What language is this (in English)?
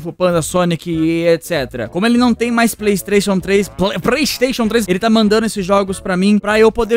Portuguese